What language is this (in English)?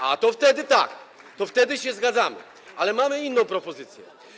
Polish